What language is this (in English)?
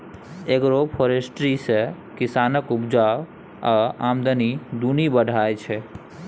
Maithili